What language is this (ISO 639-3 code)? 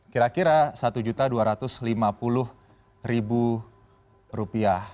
ind